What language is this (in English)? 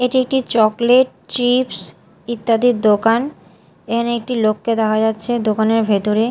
Bangla